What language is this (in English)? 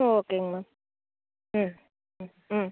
Tamil